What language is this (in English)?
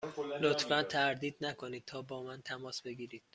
Persian